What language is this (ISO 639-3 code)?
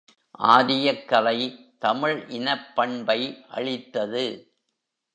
tam